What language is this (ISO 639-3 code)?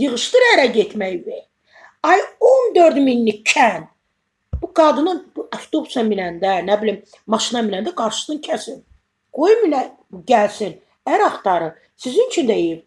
tur